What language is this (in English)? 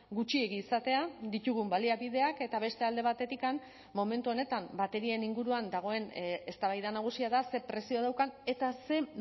Basque